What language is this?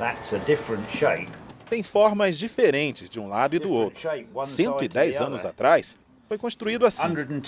Portuguese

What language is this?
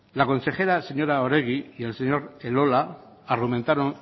Spanish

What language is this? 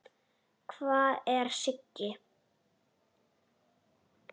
Icelandic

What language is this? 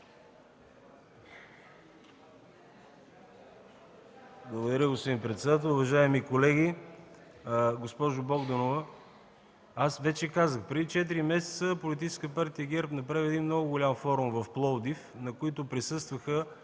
Bulgarian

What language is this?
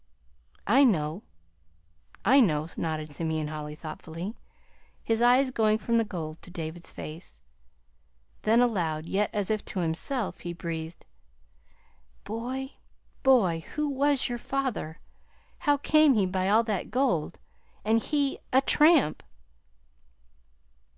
English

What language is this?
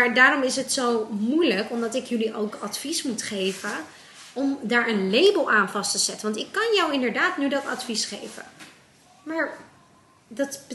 Dutch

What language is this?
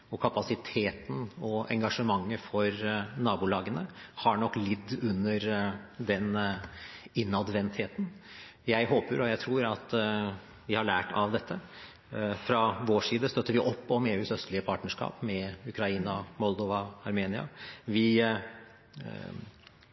Norwegian Bokmål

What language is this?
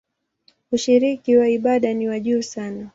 Swahili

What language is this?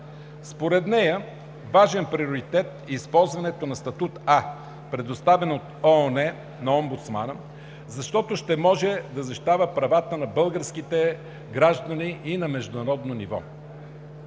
Bulgarian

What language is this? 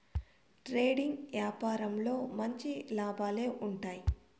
Telugu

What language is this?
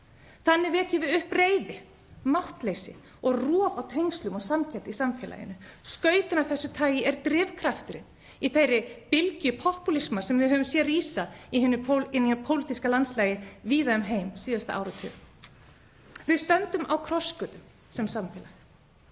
Icelandic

